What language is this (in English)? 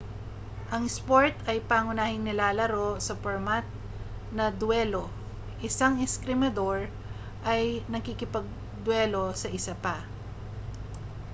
Filipino